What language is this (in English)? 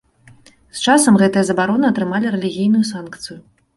Belarusian